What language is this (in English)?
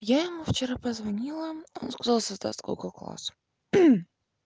Russian